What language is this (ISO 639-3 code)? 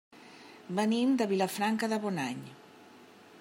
cat